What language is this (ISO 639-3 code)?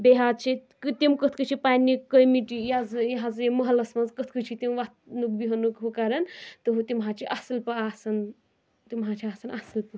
kas